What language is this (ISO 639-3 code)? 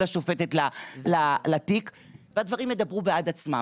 heb